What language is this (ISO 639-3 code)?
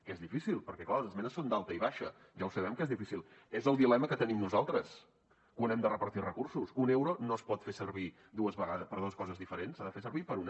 cat